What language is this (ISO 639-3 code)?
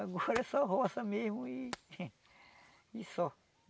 por